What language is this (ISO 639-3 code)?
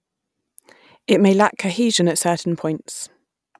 eng